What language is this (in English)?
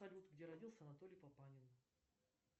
Russian